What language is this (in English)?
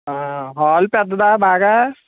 Telugu